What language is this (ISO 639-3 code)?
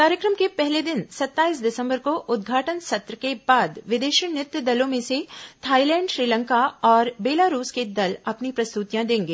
hin